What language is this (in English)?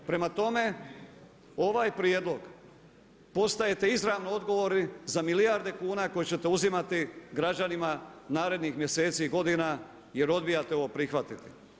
Croatian